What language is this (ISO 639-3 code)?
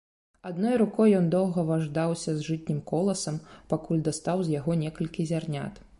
bel